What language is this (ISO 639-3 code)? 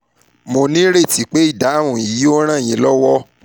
yor